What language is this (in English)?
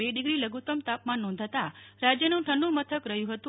Gujarati